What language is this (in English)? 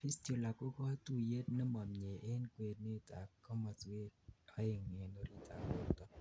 Kalenjin